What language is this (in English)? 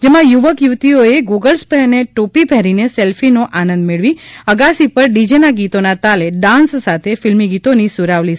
Gujarati